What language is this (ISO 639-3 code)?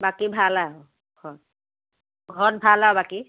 asm